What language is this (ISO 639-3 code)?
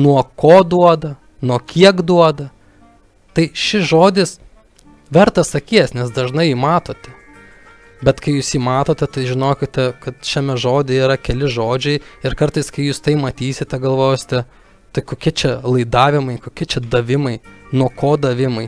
ukr